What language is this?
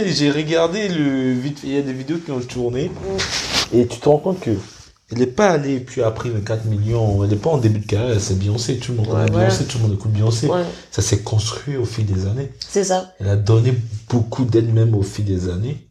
French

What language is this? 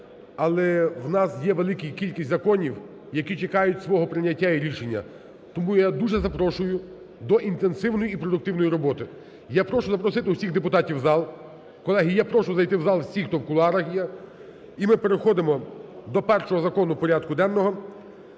Ukrainian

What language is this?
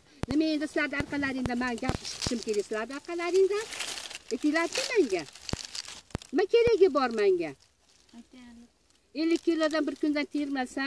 Turkish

